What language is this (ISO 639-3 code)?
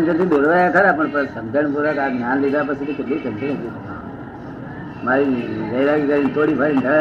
guj